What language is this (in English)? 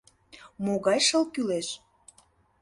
Mari